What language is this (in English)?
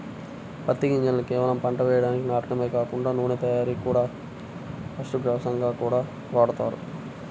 Telugu